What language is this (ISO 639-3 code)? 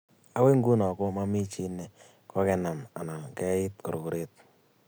kln